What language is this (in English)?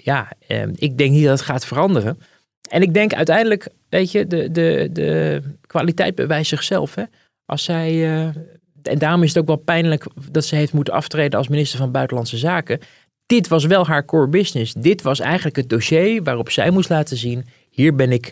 Dutch